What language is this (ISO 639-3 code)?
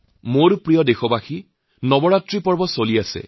asm